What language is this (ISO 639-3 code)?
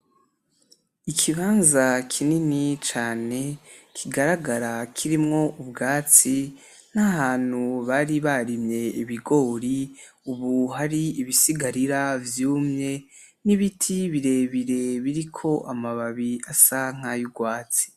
run